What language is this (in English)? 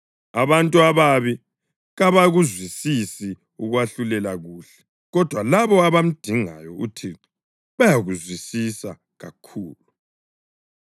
North Ndebele